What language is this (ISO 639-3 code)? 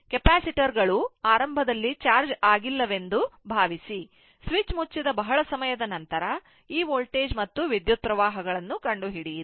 kan